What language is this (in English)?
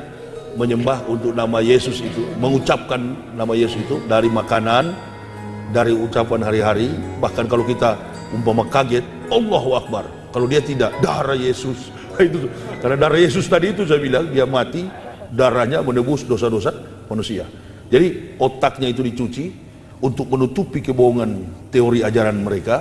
Indonesian